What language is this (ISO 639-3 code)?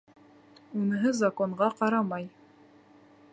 bak